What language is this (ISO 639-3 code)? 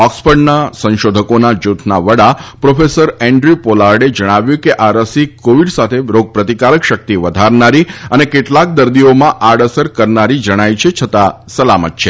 guj